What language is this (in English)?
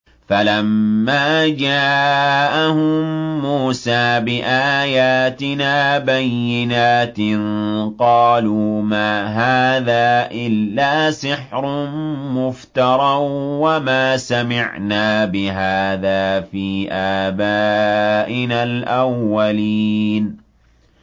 Arabic